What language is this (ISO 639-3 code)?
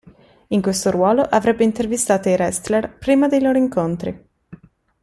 ita